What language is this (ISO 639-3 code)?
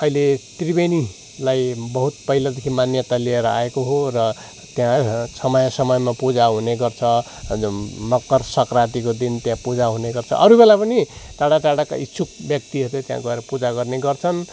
nep